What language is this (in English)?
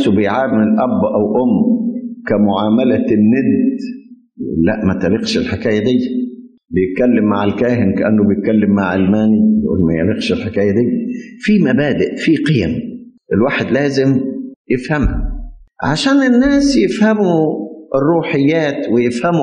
Arabic